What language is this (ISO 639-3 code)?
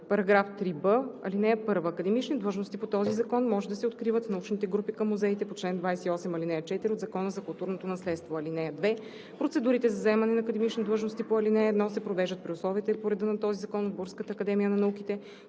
bul